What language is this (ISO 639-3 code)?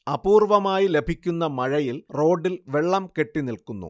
mal